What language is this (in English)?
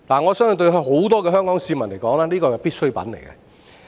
Cantonese